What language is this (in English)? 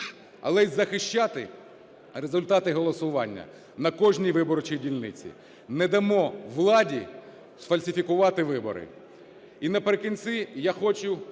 Ukrainian